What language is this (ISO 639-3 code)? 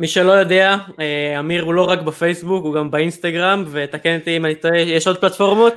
heb